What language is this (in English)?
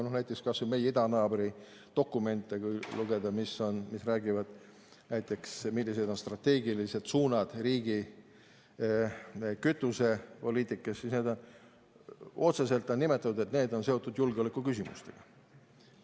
Estonian